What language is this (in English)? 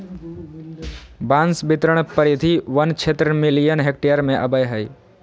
Magahi